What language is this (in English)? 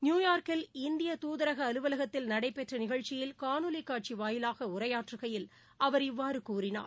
Tamil